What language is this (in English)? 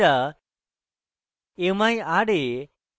Bangla